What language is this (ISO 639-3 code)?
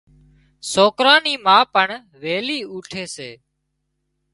kxp